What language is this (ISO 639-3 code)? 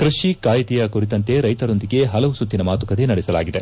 kan